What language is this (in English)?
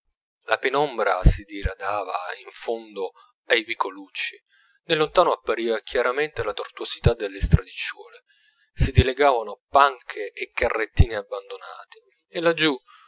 Italian